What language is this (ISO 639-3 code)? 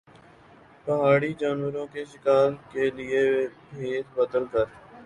urd